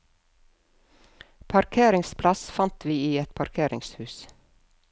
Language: Norwegian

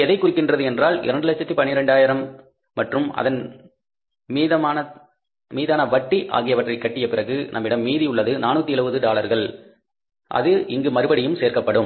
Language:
Tamil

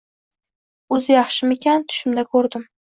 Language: Uzbek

